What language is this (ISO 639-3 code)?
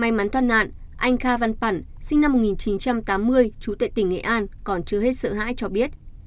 vie